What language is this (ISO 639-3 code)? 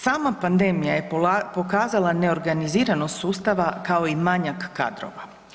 hrv